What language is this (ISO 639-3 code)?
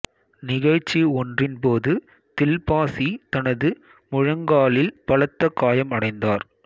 tam